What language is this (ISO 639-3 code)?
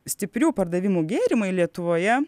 lit